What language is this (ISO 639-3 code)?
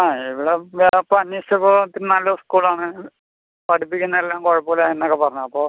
mal